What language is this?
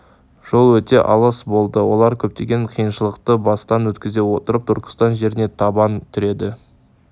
Kazakh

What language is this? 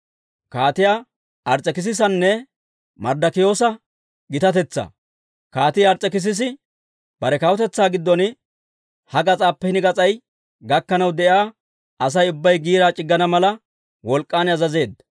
Dawro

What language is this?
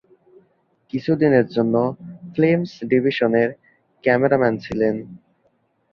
Bangla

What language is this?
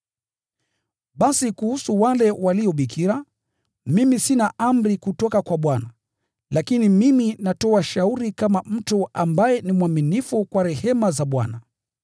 Swahili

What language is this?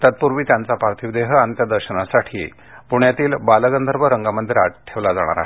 Marathi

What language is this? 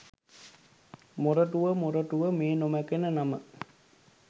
Sinhala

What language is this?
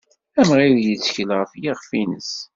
Kabyle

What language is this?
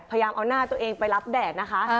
Thai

